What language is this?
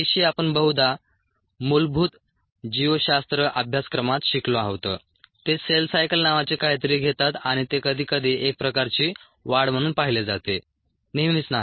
Marathi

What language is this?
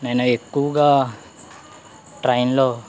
Telugu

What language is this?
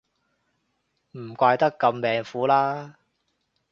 Cantonese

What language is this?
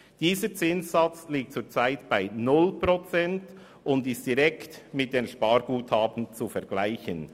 Swiss German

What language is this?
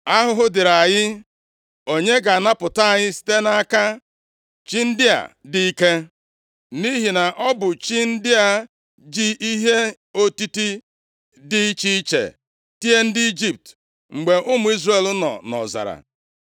Igbo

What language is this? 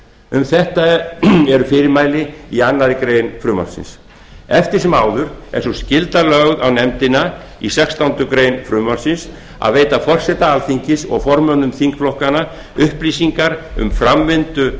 Icelandic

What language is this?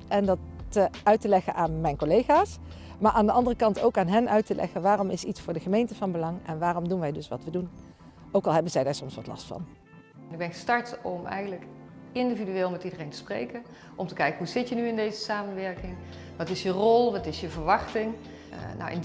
Dutch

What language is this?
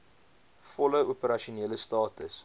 Afrikaans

